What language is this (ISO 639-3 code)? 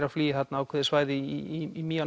isl